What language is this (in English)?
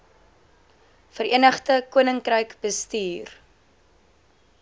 Afrikaans